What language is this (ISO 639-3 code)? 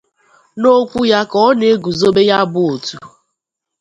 ibo